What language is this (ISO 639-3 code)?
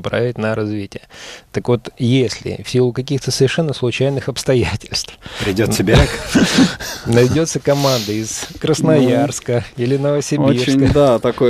rus